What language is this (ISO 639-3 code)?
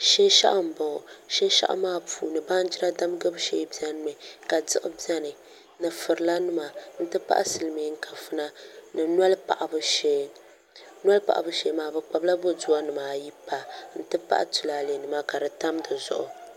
dag